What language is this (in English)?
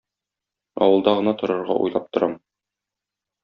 Tatar